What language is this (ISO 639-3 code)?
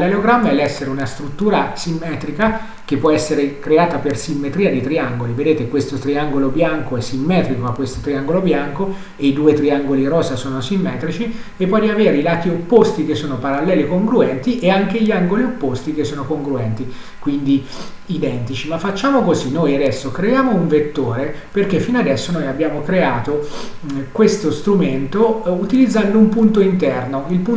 ita